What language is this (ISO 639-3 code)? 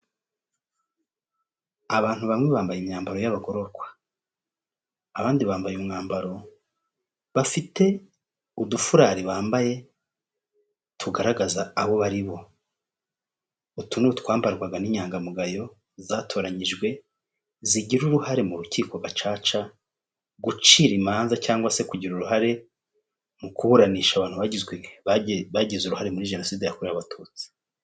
kin